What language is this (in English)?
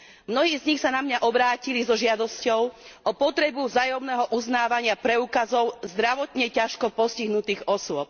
Slovak